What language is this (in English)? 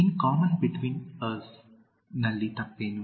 Kannada